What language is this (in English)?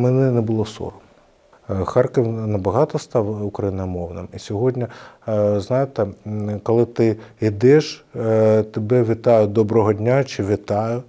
Ukrainian